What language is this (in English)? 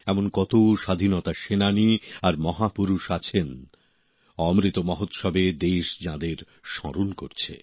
Bangla